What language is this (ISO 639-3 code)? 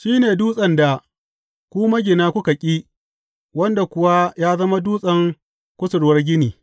hau